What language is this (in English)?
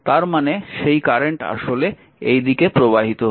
Bangla